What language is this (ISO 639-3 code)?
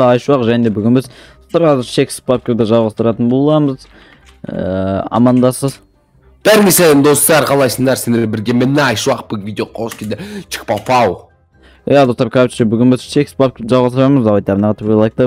tur